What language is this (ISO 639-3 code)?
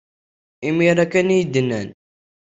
kab